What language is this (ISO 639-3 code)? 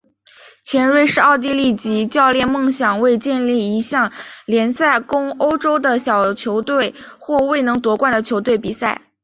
zho